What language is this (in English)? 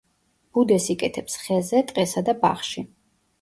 Georgian